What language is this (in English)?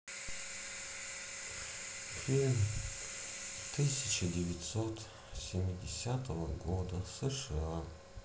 Russian